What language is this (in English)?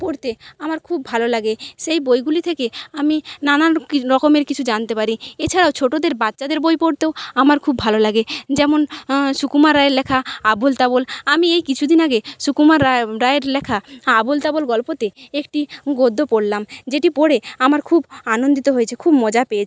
Bangla